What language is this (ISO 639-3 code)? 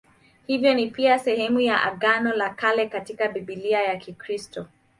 swa